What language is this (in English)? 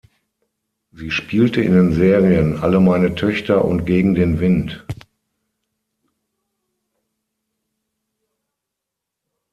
German